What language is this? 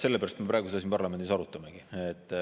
Estonian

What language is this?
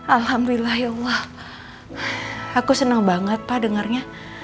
Indonesian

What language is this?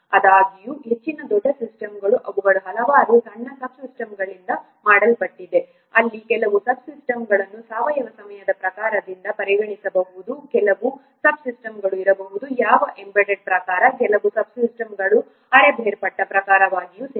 Kannada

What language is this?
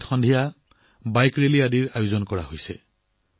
Assamese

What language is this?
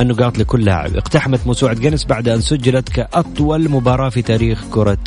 Arabic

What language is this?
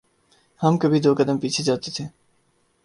Urdu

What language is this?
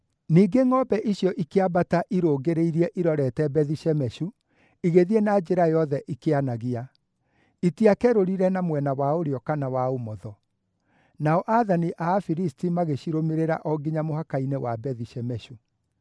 Kikuyu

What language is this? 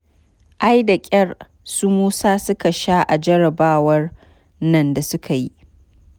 Hausa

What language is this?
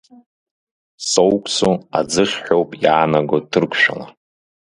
Abkhazian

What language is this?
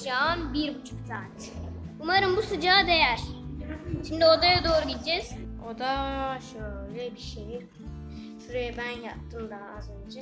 Turkish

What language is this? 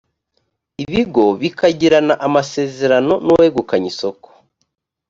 Kinyarwanda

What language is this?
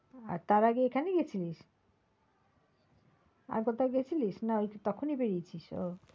Bangla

